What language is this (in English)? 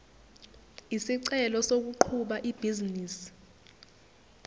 Zulu